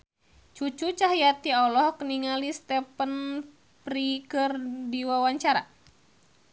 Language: Sundanese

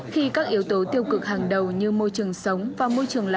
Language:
Vietnamese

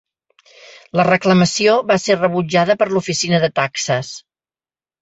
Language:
Catalan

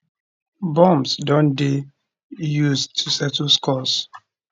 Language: Nigerian Pidgin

